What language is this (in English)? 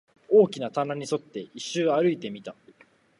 Japanese